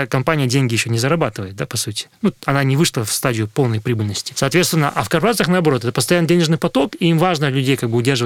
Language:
Russian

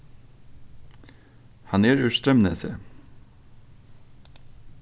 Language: Faroese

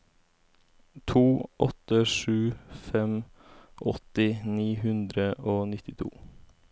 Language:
Norwegian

